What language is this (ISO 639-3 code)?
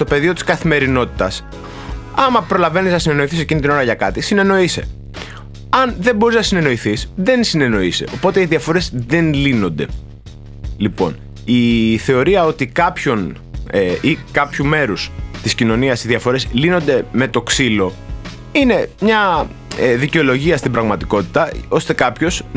ell